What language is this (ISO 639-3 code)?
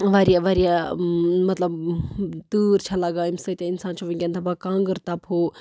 kas